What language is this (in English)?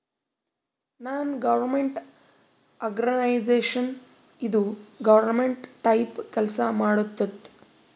Kannada